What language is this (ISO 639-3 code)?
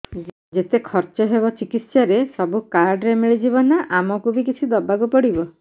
ori